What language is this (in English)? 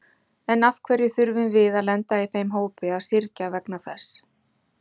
Icelandic